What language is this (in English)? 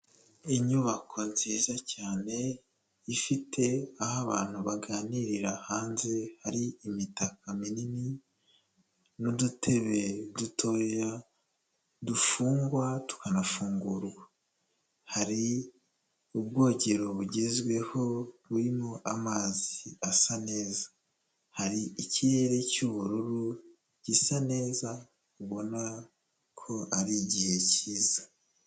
Kinyarwanda